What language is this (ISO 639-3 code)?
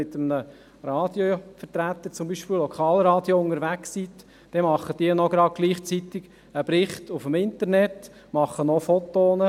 gsw